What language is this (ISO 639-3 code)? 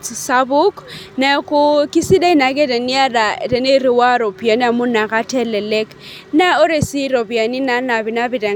mas